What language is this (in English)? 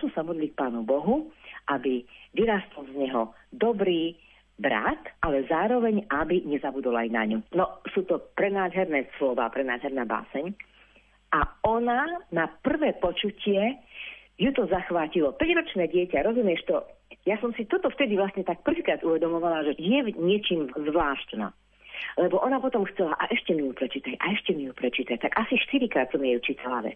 Slovak